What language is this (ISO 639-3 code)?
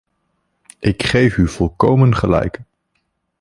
nld